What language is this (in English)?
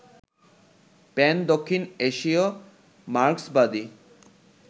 Bangla